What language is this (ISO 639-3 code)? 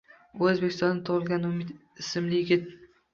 uzb